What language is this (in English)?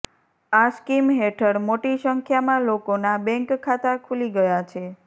Gujarati